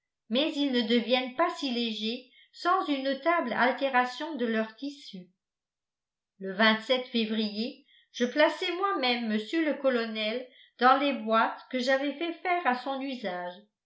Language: French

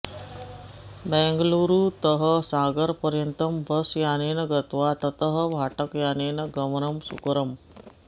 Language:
Sanskrit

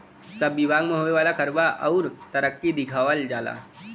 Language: Bhojpuri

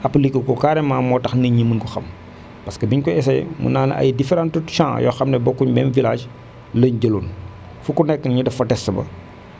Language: Wolof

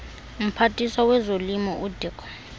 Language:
Xhosa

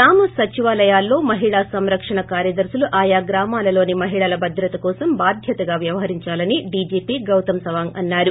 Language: Telugu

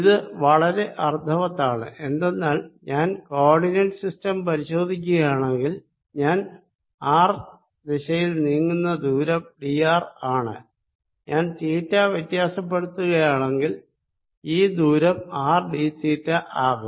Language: Malayalam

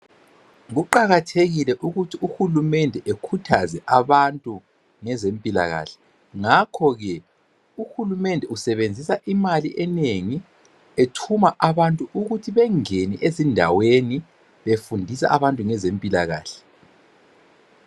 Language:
North Ndebele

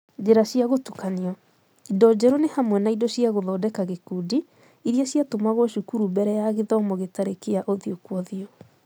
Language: Kikuyu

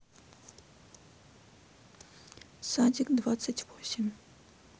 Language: Russian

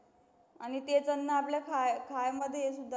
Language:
Marathi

